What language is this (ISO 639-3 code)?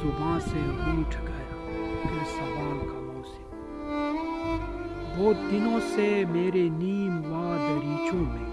urd